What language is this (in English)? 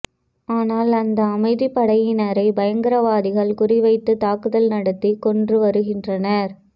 Tamil